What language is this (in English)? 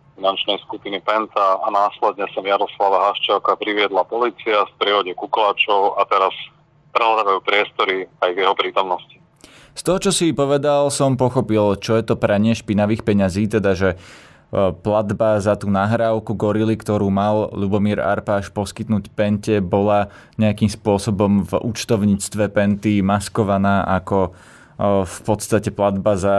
Slovak